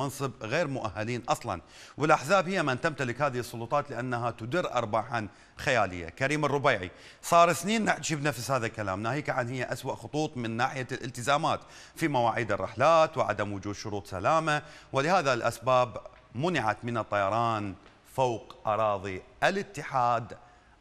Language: Arabic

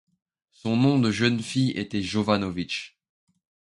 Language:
French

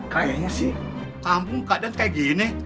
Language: Indonesian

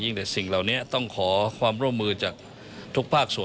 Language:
Thai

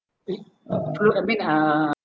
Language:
English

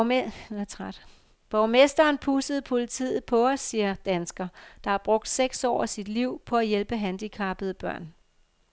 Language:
Danish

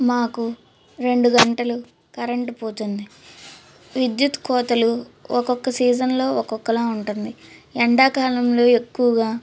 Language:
Telugu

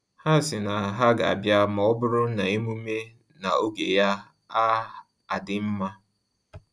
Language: Igbo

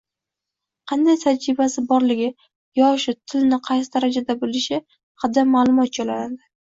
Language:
Uzbek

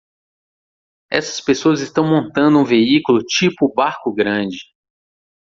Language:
Portuguese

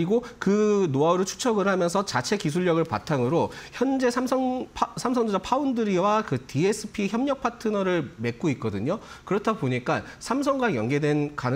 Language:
Korean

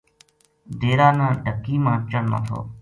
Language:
Gujari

